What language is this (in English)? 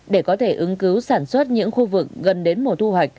Vietnamese